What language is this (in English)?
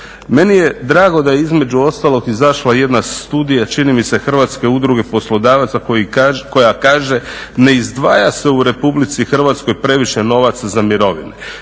Croatian